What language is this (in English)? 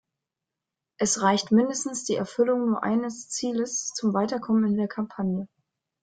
German